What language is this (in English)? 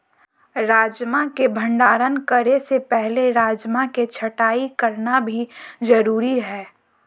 Magahi